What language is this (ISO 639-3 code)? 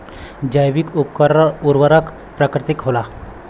bho